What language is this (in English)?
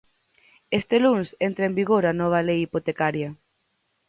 Galician